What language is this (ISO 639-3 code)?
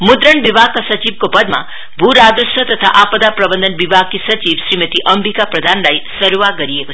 nep